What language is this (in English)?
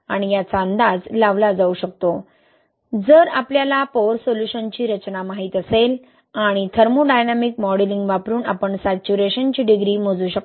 Marathi